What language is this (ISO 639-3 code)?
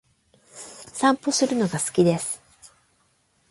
jpn